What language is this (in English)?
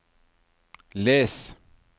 Norwegian